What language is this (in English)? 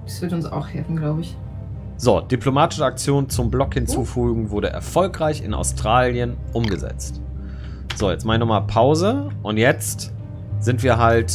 German